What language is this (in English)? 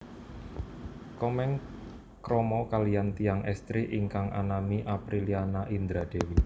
Javanese